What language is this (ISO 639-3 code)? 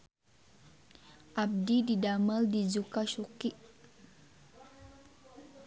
sun